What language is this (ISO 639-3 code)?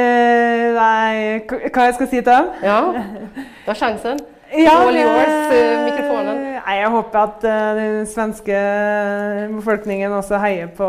swe